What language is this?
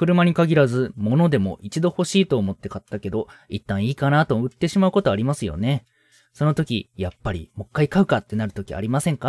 Japanese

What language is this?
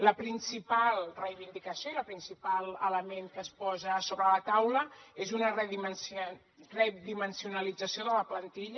Catalan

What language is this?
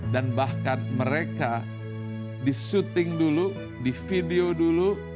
Indonesian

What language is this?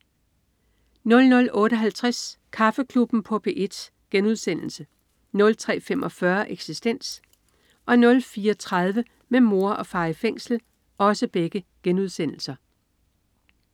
Danish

